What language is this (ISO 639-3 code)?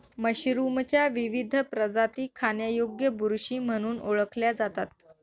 mar